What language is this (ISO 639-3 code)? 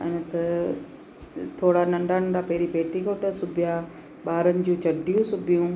snd